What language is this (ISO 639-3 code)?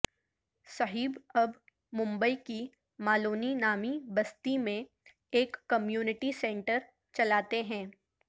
urd